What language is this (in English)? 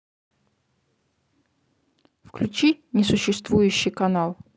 Russian